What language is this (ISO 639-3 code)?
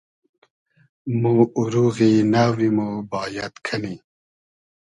haz